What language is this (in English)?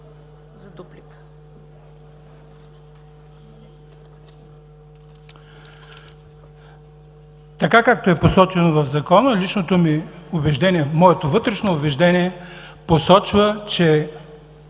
Bulgarian